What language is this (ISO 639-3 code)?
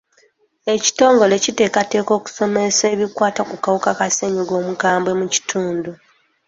lug